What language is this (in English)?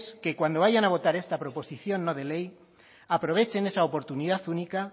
Spanish